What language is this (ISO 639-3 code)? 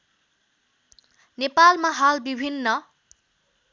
nep